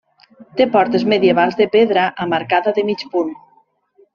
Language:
Catalan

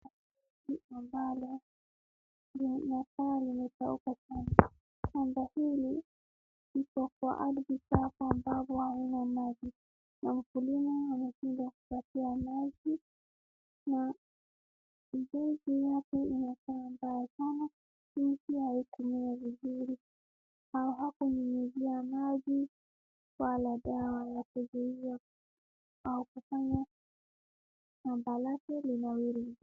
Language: Swahili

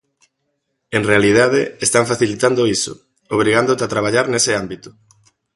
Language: Galician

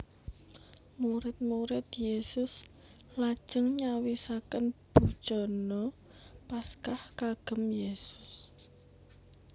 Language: Javanese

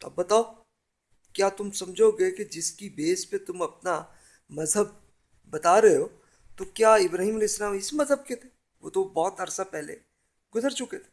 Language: Urdu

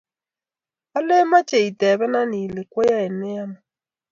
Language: Kalenjin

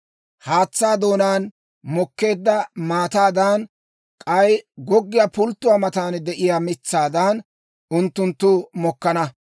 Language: Dawro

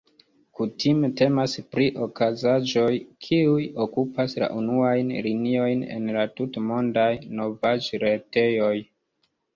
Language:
Esperanto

